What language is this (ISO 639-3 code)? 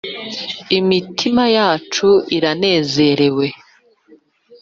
kin